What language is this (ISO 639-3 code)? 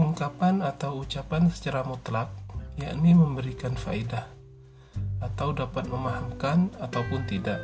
ind